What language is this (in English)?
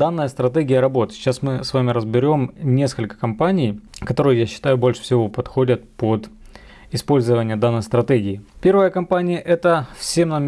Russian